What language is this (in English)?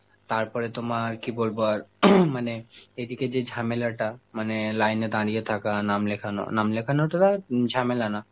Bangla